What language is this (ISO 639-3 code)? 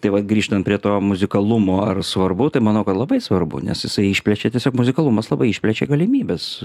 lit